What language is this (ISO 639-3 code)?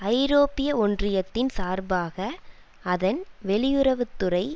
tam